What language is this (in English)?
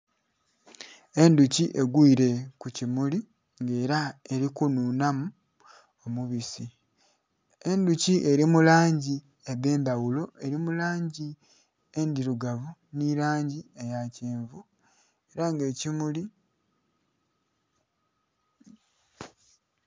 Soga